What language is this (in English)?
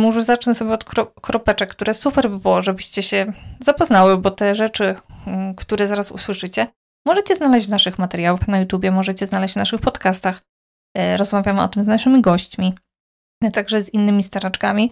Polish